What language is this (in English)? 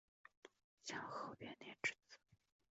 Chinese